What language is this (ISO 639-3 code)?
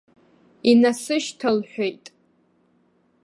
abk